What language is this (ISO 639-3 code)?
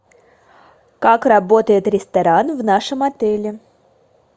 rus